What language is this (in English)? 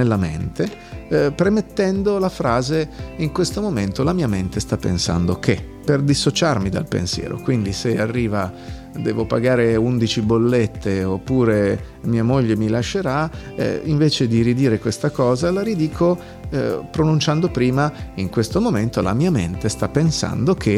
Italian